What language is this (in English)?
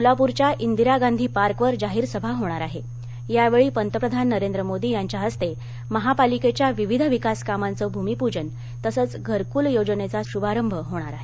Marathi